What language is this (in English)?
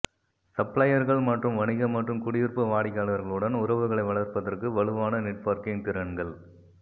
Tamil